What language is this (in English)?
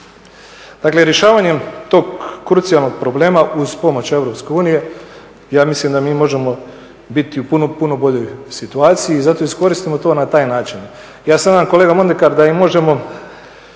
Croatian